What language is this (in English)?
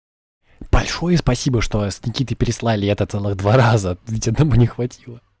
Russian